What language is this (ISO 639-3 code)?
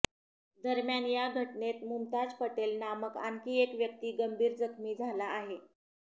mar